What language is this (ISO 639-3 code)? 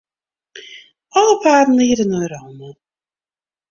fry